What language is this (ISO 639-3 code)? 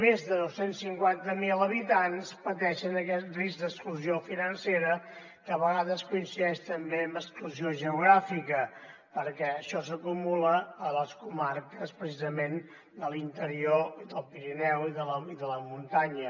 cat